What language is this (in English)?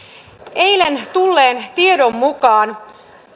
Finnish